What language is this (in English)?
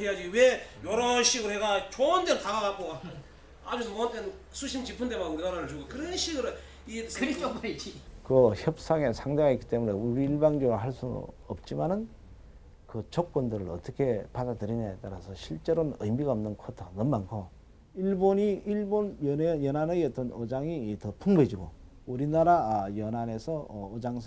Korean